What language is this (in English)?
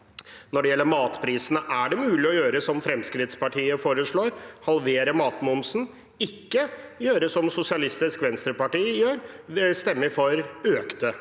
Norwegian